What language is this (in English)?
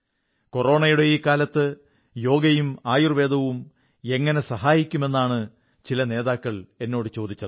Malayalam